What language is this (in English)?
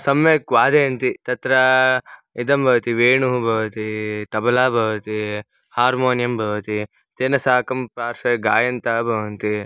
Sanskrit